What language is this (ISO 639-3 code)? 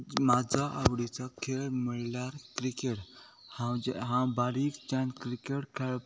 kok